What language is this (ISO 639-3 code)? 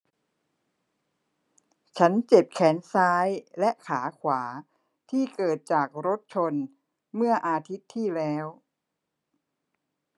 tha